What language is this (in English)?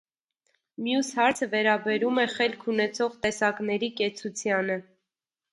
Armenian